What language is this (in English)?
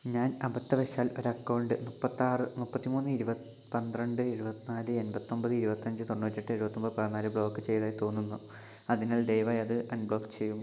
Malayalam